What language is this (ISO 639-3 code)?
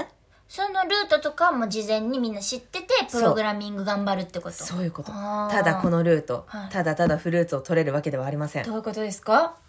jpn